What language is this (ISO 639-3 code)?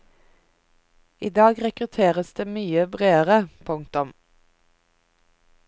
nor